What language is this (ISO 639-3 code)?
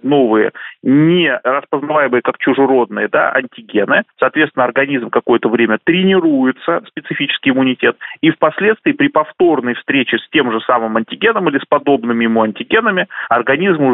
rus